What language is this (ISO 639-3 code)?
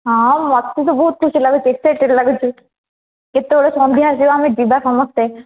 ori